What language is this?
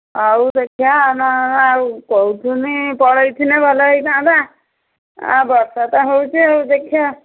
Odia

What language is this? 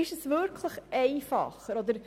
Swiss German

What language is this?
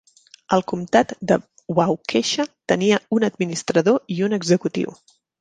Catalan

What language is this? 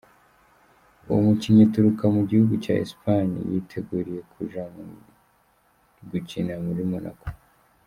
Kinyarwanda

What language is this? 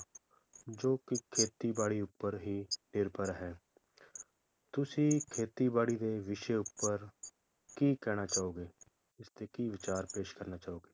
Punjabi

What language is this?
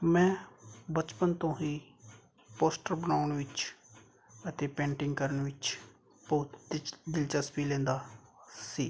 Punjabi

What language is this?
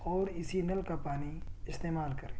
Urdu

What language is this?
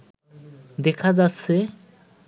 Bangla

